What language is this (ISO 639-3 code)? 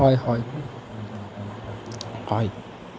asm